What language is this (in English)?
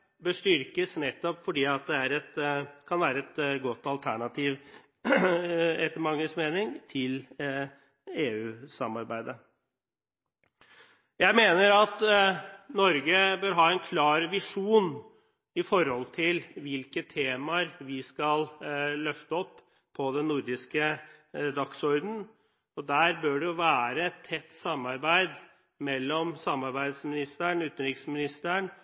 Norwegian Bokmål